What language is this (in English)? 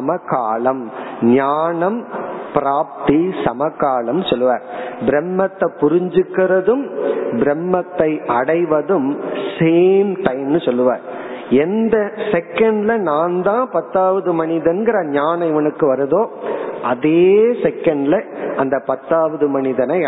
Tamil